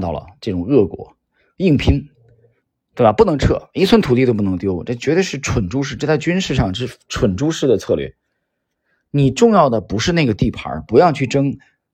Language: Chinese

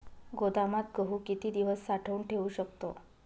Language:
Marathi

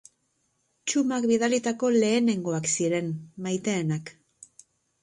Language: Basque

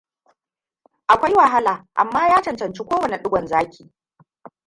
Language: Hausa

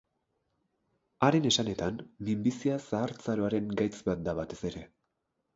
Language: Basque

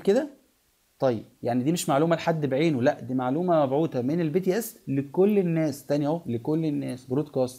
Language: Arabic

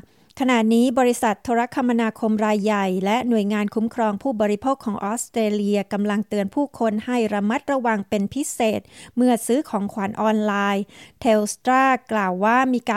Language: Thai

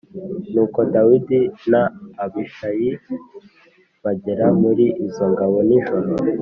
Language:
Kinyarwanda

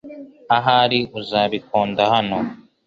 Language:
Kinyarwanda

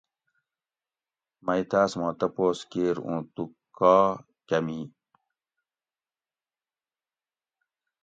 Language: Gawri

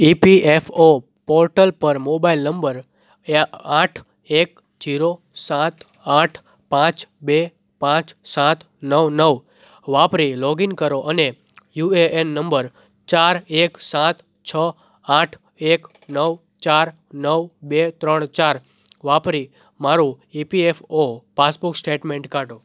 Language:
Gujarati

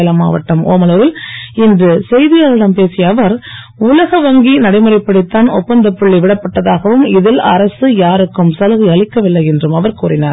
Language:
Tamil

